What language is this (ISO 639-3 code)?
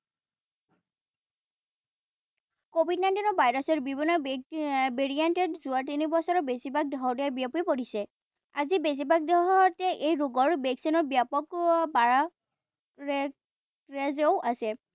asm